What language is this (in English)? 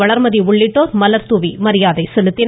Tamil